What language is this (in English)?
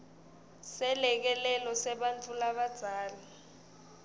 Swati